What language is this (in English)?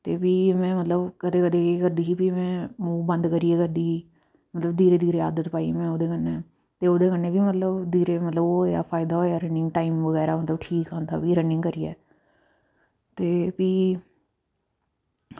Dogri